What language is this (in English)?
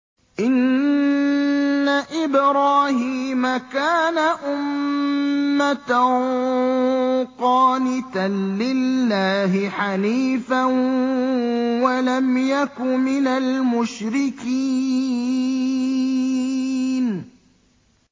Arabic